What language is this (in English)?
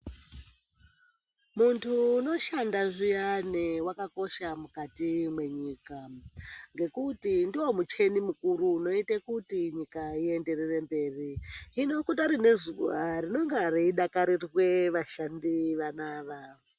Ndau